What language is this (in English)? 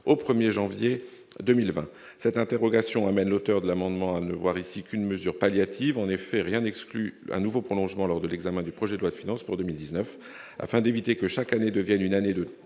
French